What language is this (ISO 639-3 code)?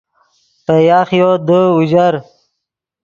ydg